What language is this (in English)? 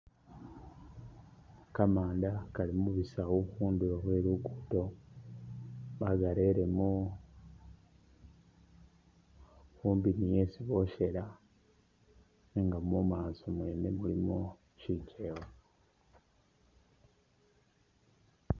Masaaba